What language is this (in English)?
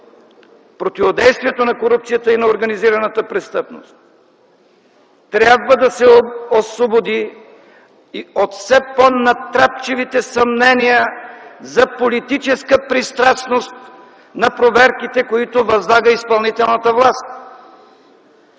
Bulgarian